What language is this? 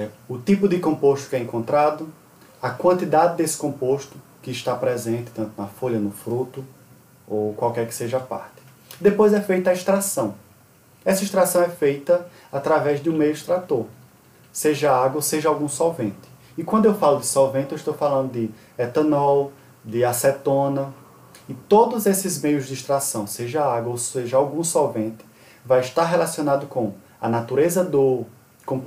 Portuguese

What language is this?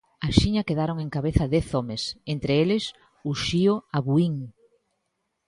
Galician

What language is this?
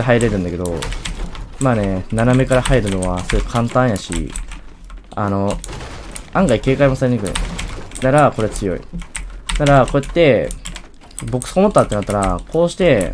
Japanese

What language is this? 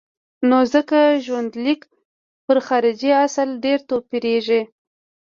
Pashto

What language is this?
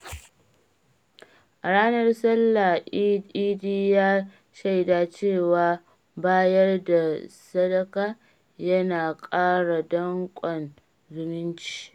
Hausa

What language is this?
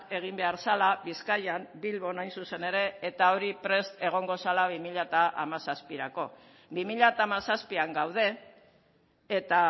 Basque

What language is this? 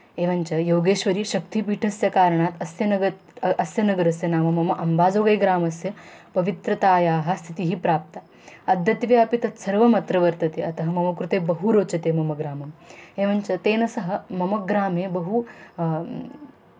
Sanskrit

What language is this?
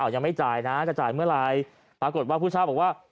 Thai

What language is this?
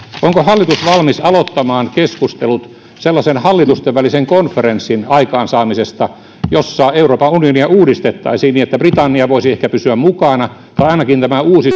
Finnish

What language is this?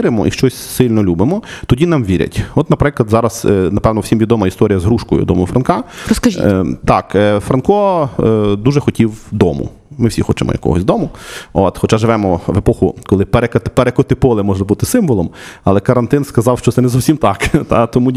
Ukrainian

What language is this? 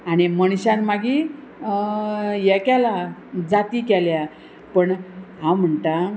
Konkani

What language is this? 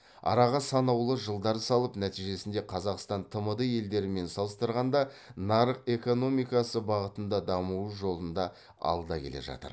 Kazakh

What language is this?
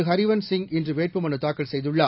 Tamil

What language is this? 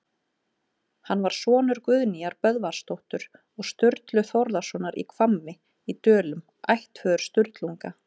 Icelandic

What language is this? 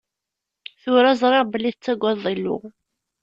Kabyle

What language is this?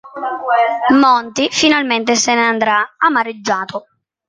Italian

